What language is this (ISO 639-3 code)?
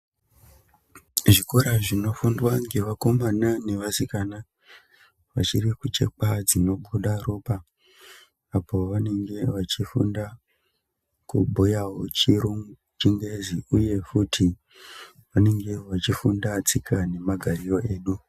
ndc